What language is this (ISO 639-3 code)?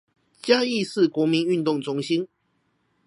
zho